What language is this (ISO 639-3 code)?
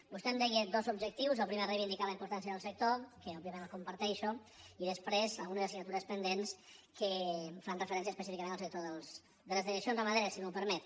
cat